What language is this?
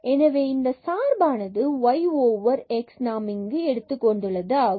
Tamil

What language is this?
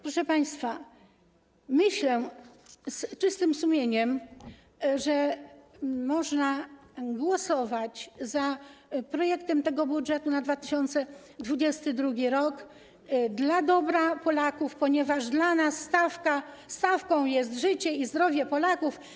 Polish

